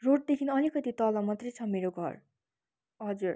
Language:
Nepali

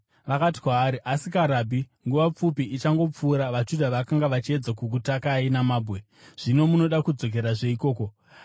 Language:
Shona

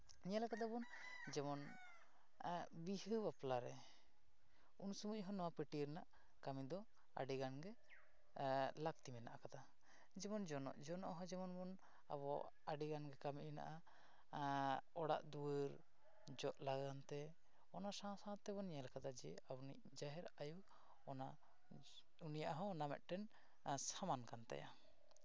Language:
Santali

